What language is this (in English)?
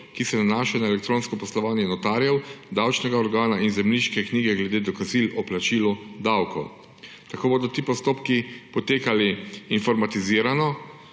Slovenian